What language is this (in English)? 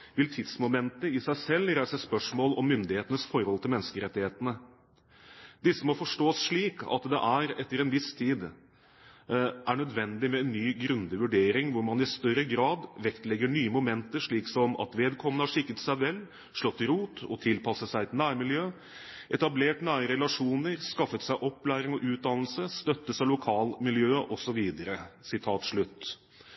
Norwegian Bokmål